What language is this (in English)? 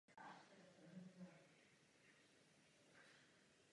Czech